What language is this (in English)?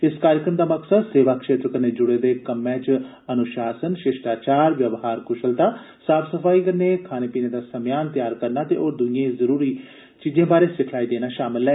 Dogri